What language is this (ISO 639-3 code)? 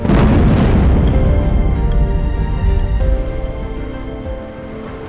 ind